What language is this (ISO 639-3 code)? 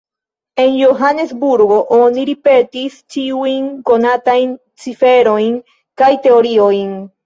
epo